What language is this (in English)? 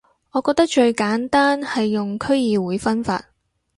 Cantonese